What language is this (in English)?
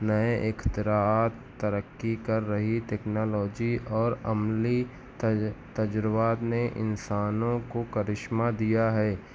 Urdu